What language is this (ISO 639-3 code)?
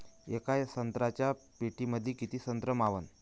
mar